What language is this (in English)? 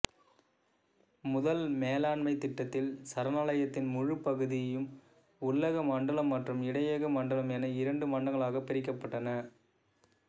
Tamil